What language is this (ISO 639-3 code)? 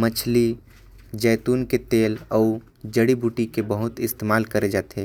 kfp